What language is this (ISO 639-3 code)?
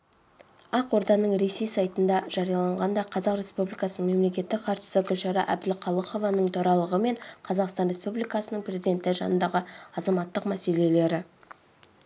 kaz